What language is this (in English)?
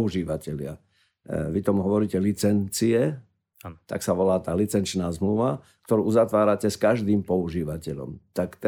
Slovak